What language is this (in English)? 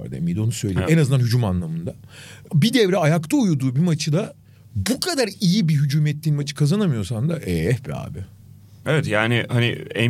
Turkish